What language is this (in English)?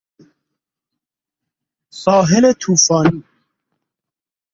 Persian